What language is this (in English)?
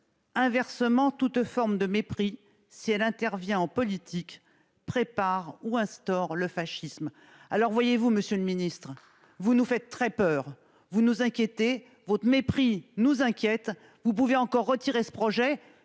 French